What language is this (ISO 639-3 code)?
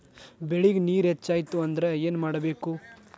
kan